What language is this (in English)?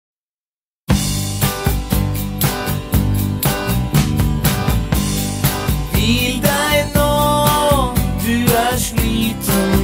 Norwegian